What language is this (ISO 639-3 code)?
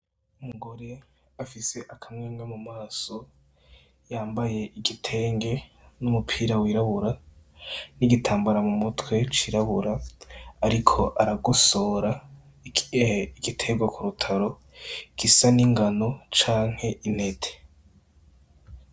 run